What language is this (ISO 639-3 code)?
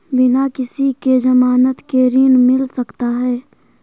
mag